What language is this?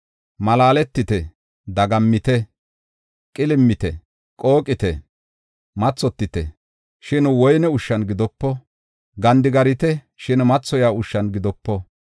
Gofa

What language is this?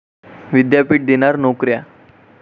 Marathi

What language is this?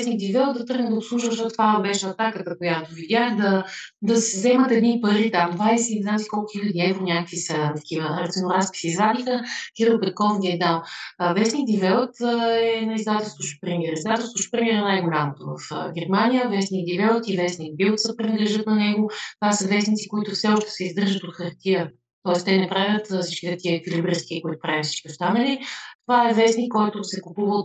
Bulgarian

